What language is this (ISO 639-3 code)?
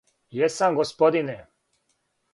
srp